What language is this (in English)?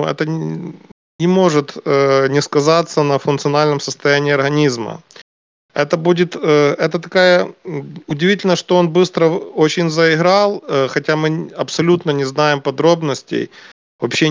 Russian